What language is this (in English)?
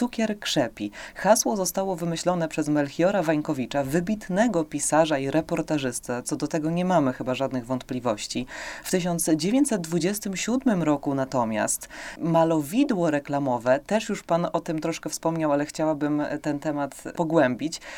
Polish